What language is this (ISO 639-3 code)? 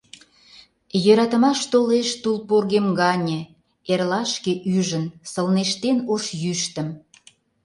chm